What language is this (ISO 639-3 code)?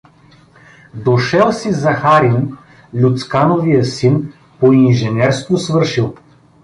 bul